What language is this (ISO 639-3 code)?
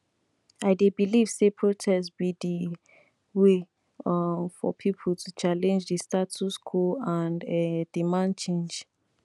pcm